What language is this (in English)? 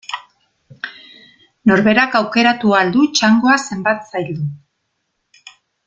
Basque